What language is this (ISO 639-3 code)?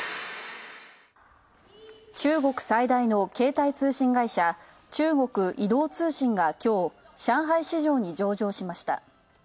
jpn